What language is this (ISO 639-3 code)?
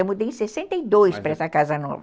por